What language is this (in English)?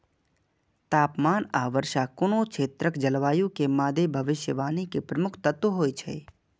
Maithili